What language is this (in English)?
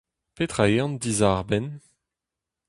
Breton